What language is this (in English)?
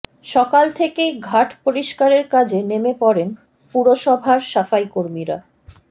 Bangla